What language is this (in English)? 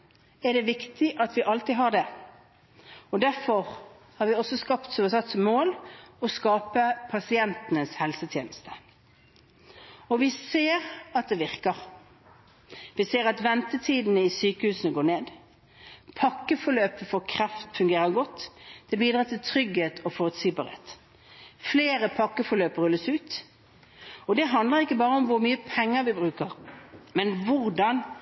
Norwegian Bokmål